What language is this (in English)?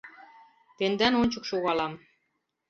Mari